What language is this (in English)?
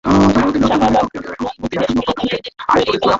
Bangla